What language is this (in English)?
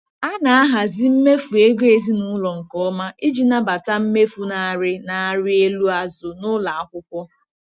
Igbo